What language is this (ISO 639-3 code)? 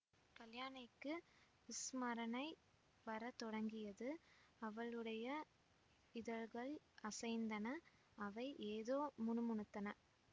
tam